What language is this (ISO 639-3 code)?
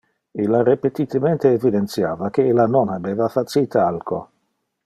ina